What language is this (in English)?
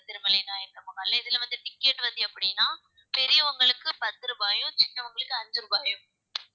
Tamil